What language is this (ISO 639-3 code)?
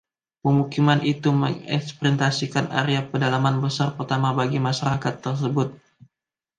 ind